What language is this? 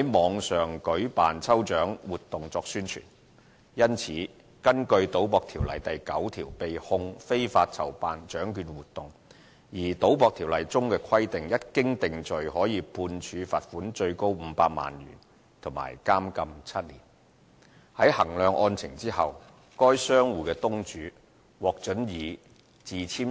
Cantonese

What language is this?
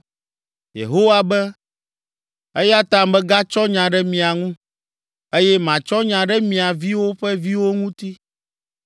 Ewe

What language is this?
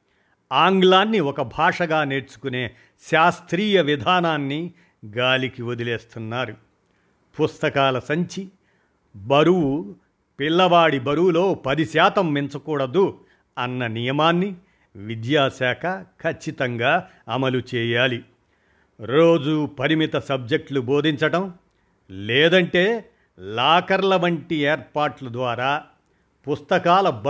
Telugu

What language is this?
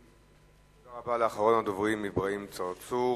Hebrew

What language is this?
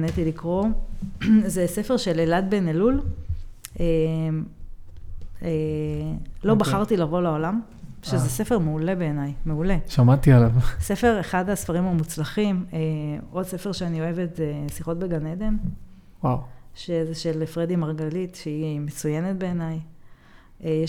Hebrew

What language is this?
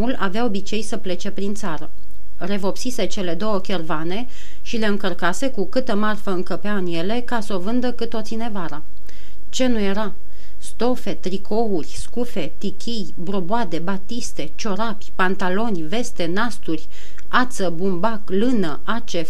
Romanian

